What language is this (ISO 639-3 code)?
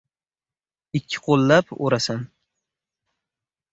uzb